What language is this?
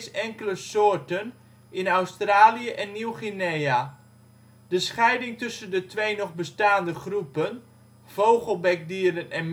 Dutch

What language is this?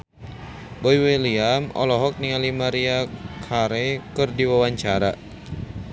Sundanese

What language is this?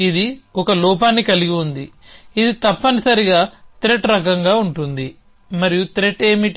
Telugu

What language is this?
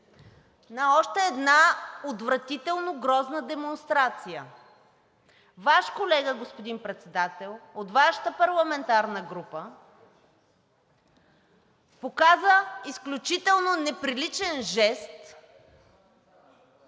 Bulgarian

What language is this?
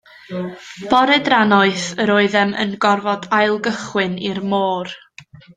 Welsh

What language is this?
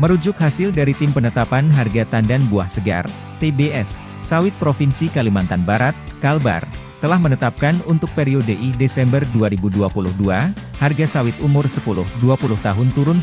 Indonesian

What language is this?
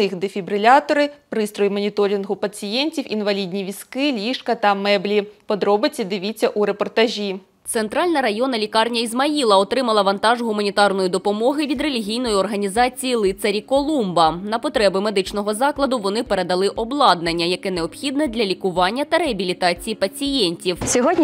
Ukrainian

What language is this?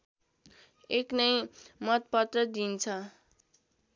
Nepali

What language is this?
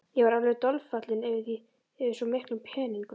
Icelandic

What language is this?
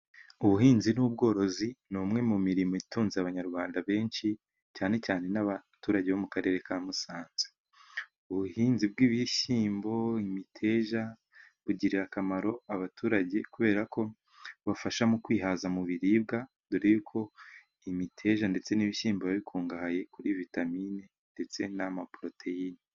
Kinyarwanda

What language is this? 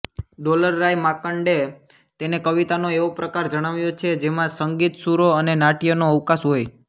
Gujarati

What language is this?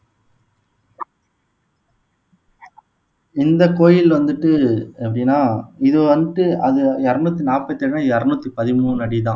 Tamil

